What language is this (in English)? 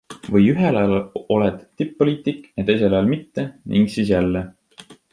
Estonian